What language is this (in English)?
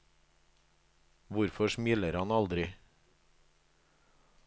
Norwegian